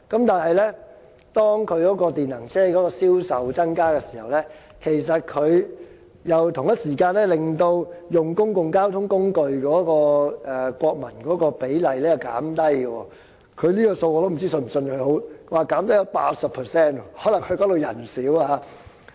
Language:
Cantonese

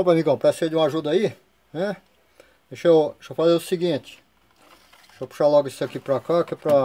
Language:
Portuguese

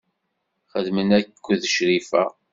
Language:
Kabyle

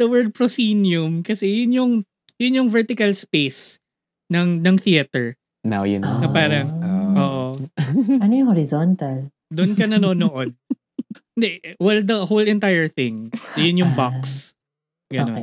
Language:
Filipino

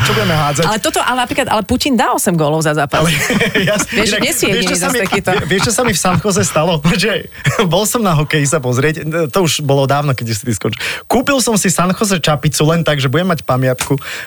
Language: Slovak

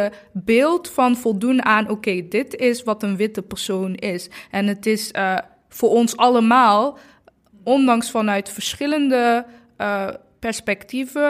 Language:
Dutch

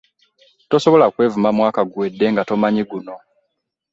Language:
Ganda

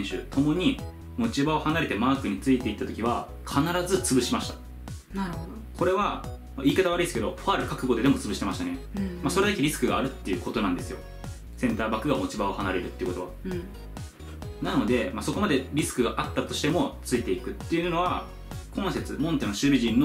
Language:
Japanese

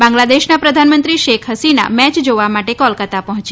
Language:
Gujarati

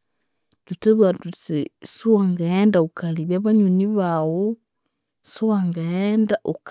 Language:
Konzo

